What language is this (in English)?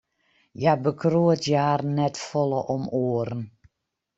Western Frisian